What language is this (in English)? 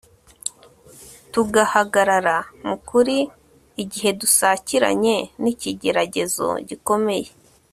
Kinyarwanda